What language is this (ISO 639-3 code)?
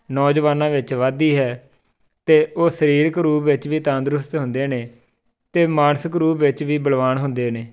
pan